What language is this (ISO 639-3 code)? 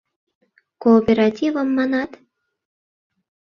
chm